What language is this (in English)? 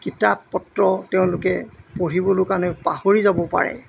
Assamese